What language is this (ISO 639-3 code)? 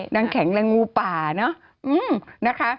tha